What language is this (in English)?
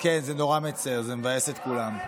Hebrew